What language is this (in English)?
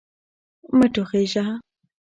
Pashto